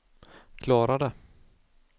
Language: Swedish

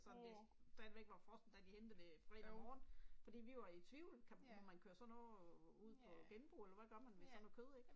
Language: Danish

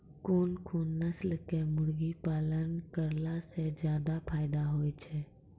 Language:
Maithili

